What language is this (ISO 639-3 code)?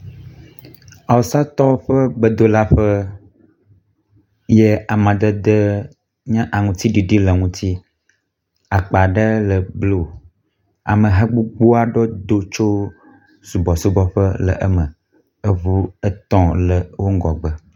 ewe